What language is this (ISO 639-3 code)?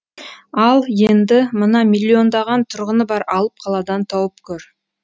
kaz